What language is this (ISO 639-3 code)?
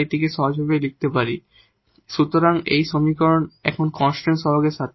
ben